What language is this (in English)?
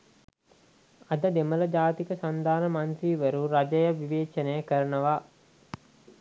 Sinhala